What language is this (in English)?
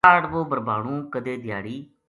Gujari